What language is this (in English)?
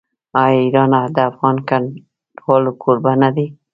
Pashto